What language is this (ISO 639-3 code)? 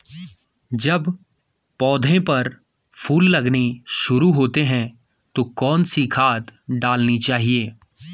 hin